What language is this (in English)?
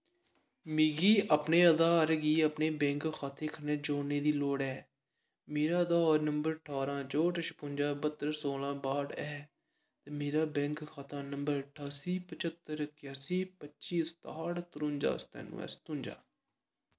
Dogri